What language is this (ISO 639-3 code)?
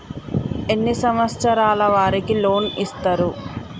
tel